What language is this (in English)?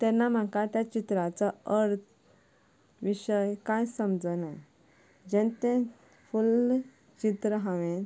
Konkani